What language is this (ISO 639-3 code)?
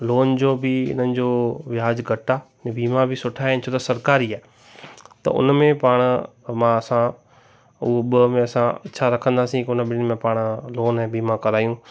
snd